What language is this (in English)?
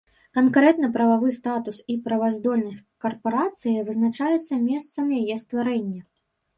Belarusian